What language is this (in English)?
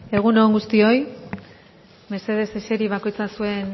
Basque